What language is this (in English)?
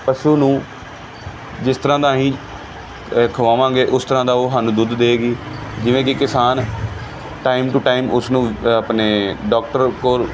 Punjabi